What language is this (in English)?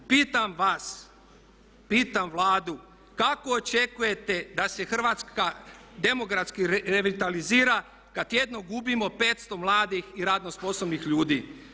Croatian